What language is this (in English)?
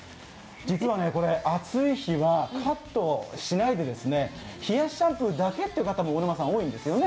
Japanese